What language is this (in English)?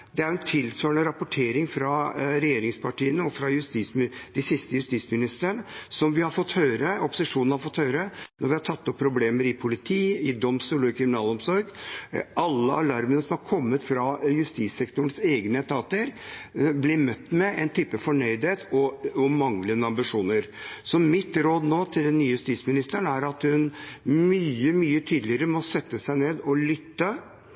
Norwegian Bokmål